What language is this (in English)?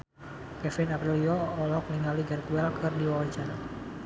Sundanese